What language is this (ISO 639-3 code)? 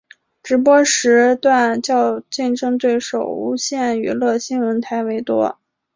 zho